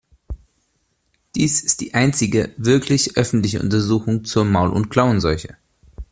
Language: German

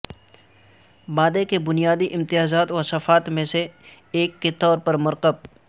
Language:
Urdu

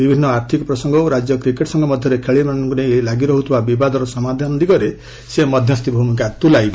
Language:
Odia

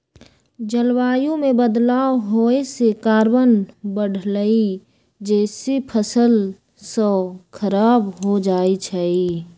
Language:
Magahi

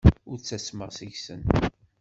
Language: Kabyle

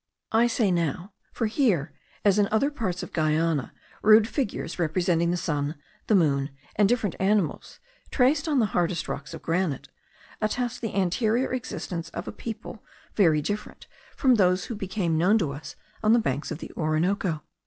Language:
English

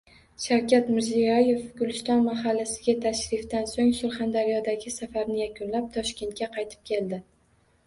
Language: Uzbek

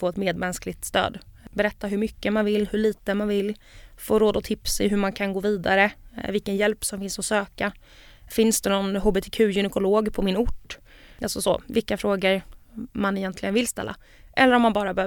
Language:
Swedish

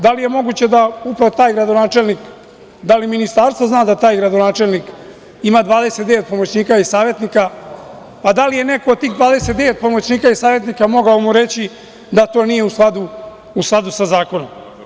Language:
Serbian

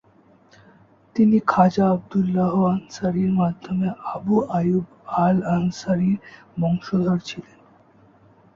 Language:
Bangla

